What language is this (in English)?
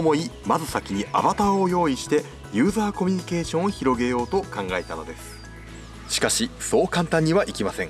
Japanese